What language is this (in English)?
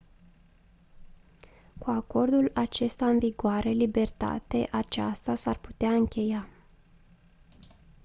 Romanian